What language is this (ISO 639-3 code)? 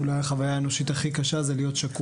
heb